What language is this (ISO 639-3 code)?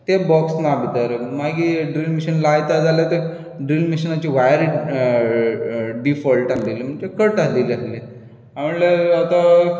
kok